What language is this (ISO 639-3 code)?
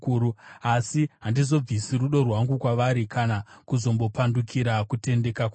sna